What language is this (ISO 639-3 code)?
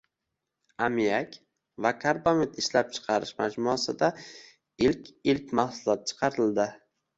uzb